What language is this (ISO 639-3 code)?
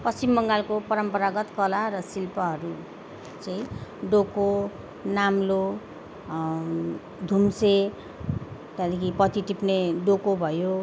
nep